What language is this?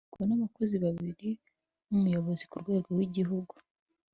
Kinyarwanda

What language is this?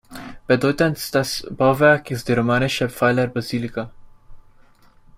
German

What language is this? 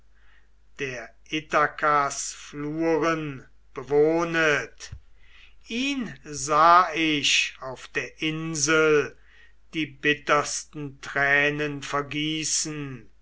German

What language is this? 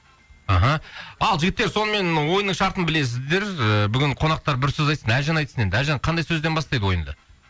Kazakh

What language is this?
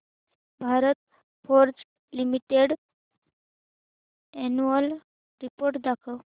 Marathi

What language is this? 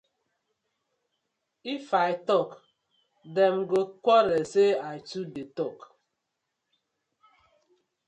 Nigerian Pidgin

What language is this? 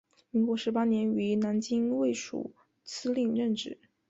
Chinese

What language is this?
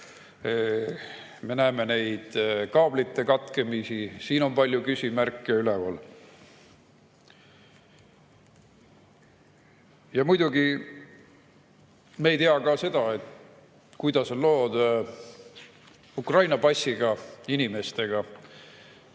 Estonian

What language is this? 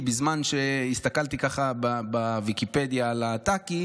Hebrew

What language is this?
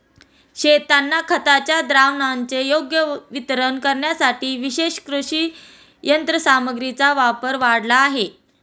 Marathi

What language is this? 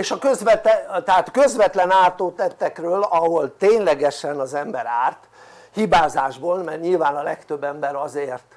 Hungarian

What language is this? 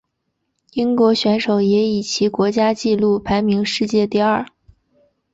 Chinese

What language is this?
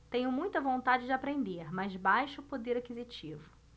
Portuguese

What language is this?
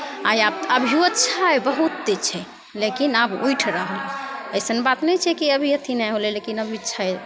Maithili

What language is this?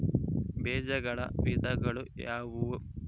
Kannada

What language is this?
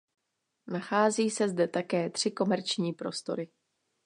Czech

